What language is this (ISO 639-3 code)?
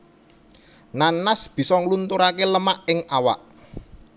jav